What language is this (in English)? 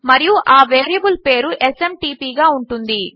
Telugu